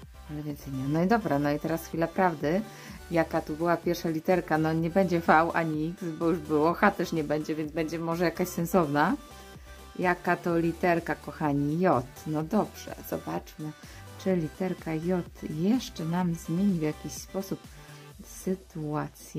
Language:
Polish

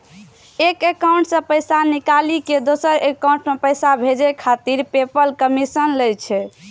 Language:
Maithili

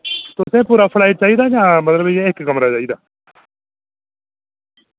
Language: Dogri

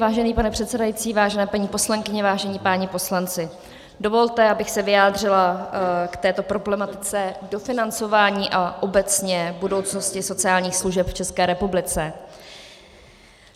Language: Czech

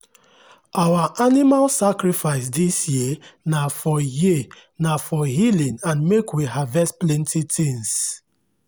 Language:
Nigerian Pidgin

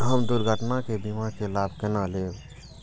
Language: Maithili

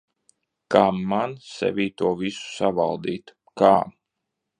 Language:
Latvian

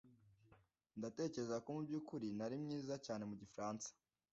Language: Kinyarwanda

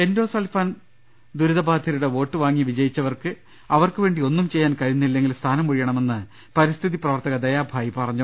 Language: Malayalam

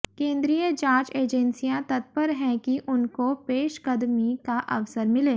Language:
Hindi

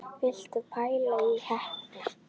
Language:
Icelandic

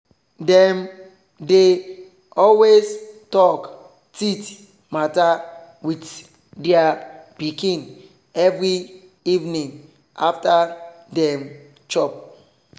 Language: Nigerian Pidgin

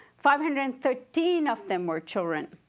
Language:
English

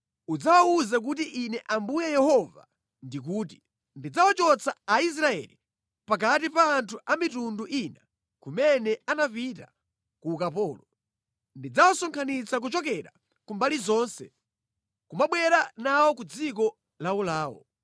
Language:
Nyanja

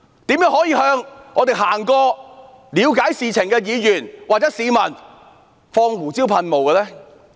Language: Cantonese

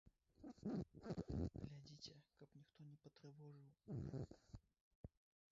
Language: Belarusian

